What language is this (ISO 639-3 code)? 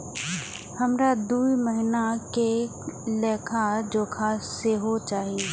mai